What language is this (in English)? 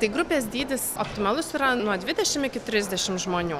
Lithuanian